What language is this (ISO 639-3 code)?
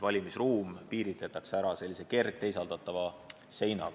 est